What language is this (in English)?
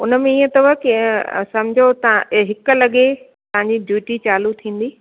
Sindhi